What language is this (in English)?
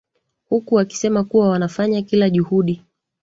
Swahili